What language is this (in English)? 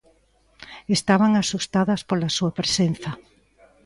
Galician